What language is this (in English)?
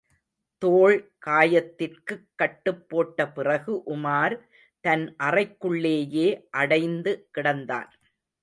Tamil